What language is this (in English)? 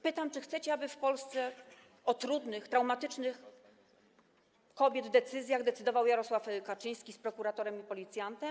Polish